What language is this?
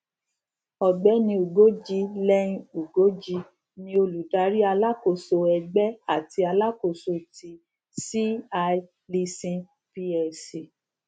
Yoruba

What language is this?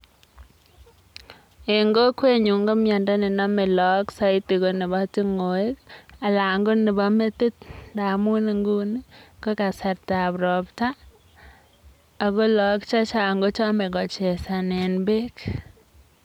Kalenjin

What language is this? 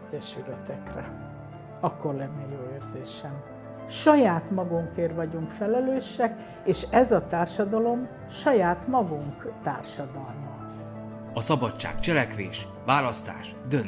Hungarian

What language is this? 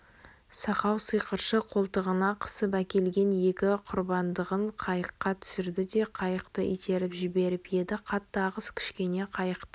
Kazakh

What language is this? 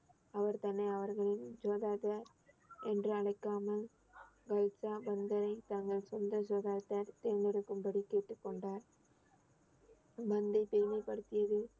Tamil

